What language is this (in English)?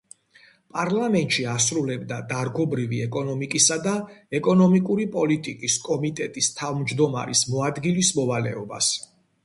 Georgian